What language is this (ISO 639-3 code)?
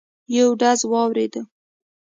pus